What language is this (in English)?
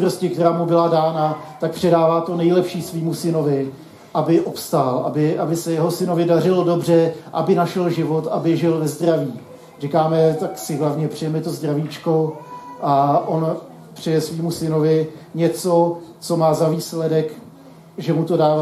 Czech